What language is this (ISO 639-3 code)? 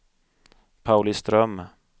swe